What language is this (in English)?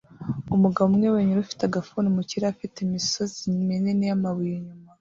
Kinyarwanda